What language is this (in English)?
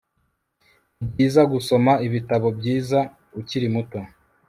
Kinyarwanda